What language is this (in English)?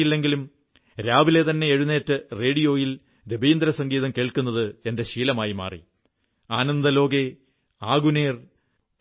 Malayalam